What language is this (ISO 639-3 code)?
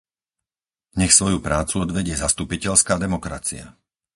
slk